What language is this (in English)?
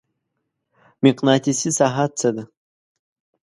Pashto